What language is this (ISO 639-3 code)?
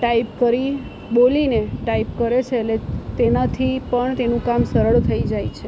guj